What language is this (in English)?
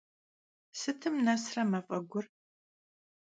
Kabardian